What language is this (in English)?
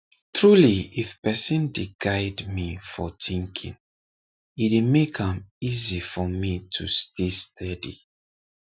Nigerian Pidgin